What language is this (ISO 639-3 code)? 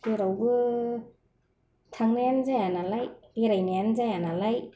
brx